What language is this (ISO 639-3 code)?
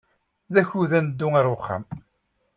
kab